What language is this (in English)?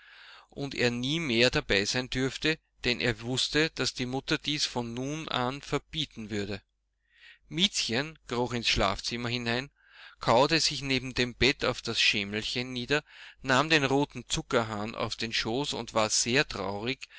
German